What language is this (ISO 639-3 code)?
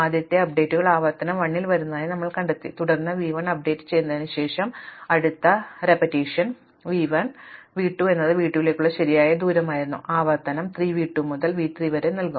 mal